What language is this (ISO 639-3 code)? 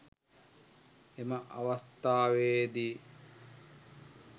sin